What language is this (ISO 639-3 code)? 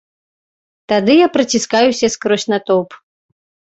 bel